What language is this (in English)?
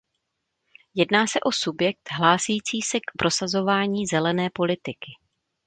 Czech